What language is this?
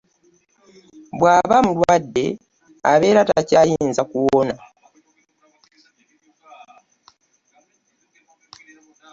Ganda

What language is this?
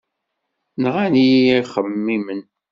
Kabyle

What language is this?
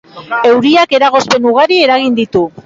Basque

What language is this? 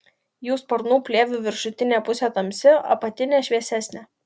Lithuanian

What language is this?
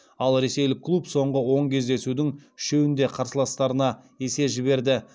Kazakh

